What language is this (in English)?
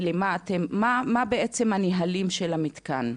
Hebrew